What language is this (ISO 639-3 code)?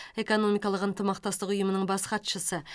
kaz